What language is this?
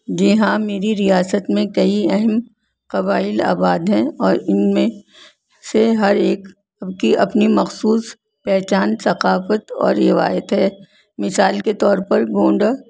Urdu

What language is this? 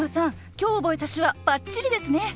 Japanese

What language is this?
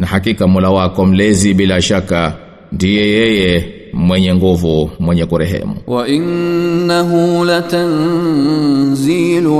Swahili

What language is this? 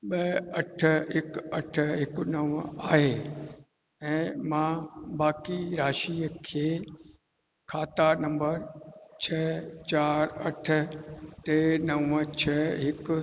Sindhi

